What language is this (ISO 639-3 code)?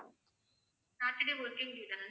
tam